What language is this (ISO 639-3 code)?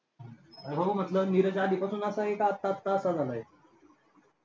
mar